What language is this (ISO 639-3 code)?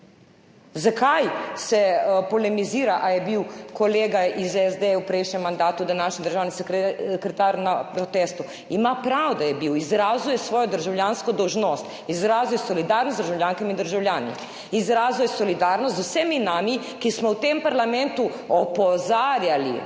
slv